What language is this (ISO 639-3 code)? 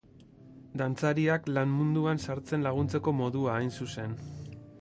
eus